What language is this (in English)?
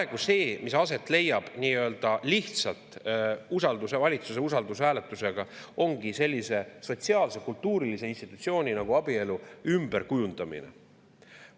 Estonian